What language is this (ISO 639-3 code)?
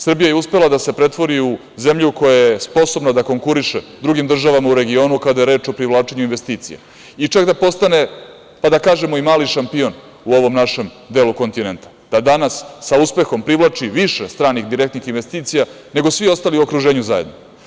srp